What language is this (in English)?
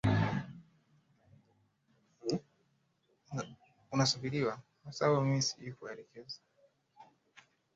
Swahili